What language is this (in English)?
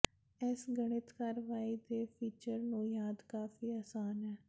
Punjabi